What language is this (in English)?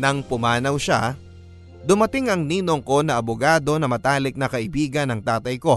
Filipino